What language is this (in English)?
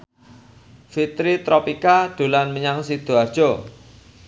Javanese